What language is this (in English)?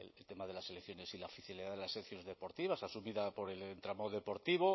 Spanish